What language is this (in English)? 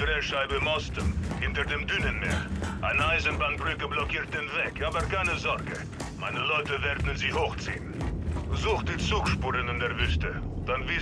German